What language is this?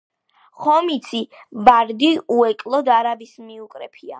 Georgian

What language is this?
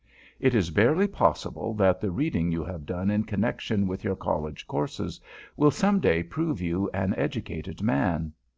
English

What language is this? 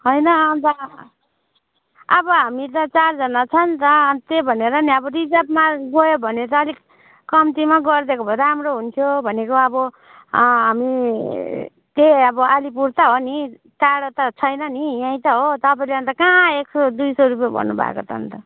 Nepali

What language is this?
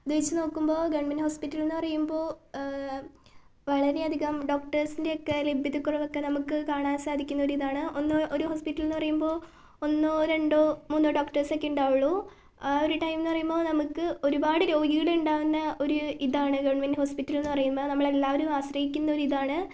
Malayalam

